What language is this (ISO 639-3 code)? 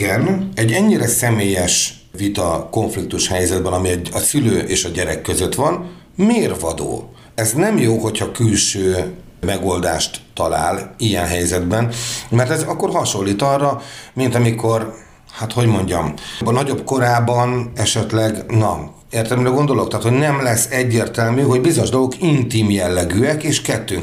hun